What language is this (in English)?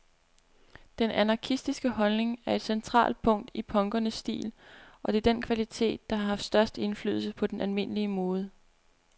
Danish